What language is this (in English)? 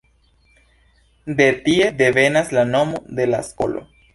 Esperanto